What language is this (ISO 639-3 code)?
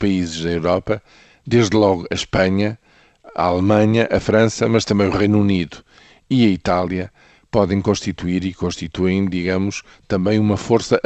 por